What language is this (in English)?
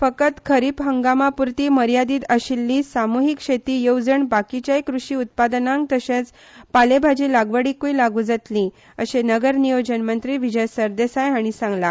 Konkani